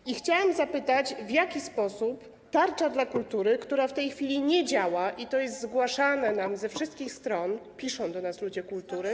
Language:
Polish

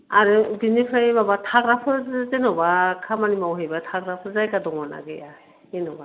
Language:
Bodo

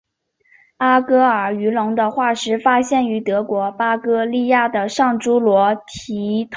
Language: Chinese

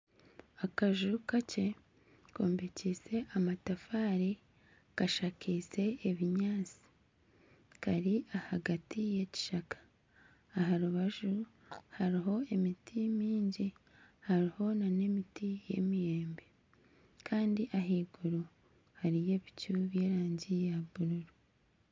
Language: Nyankole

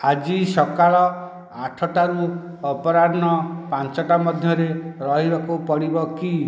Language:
Odia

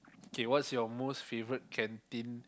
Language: English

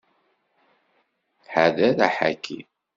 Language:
Kabyle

